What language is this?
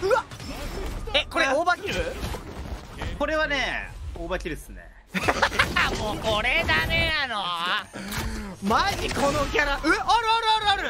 Japanese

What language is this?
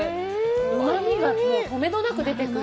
Japanese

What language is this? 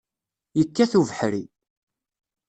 Kabyle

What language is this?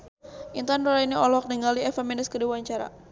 Sundanese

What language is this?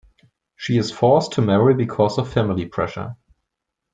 English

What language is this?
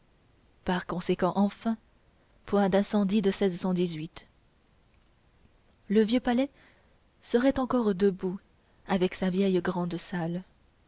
French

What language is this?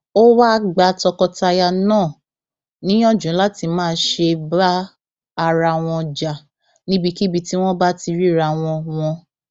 Yoruba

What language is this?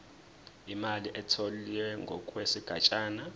Zulu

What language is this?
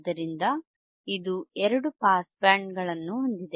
Kannada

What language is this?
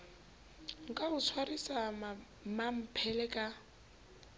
Southern Sotho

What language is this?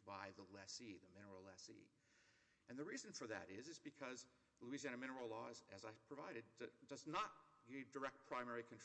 English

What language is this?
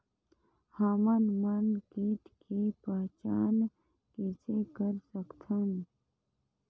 Chhattisgarhi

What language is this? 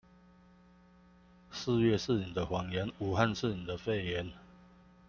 Chinese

